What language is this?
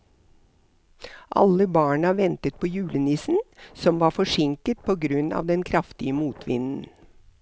Norwegian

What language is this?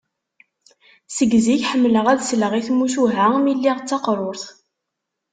Kabyle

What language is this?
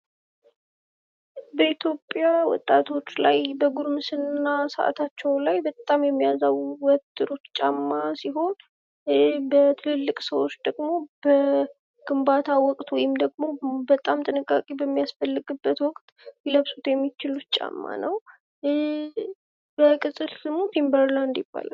Amharic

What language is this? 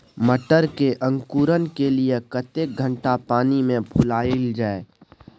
Maithili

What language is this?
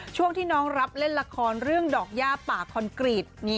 Thai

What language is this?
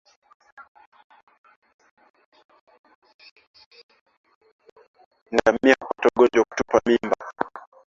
Swahili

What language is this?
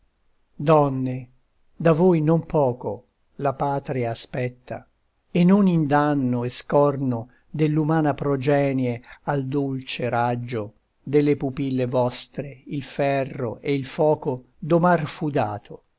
Italian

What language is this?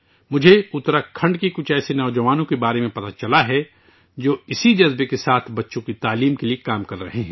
Urdu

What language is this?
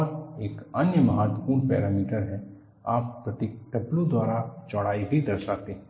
Hindi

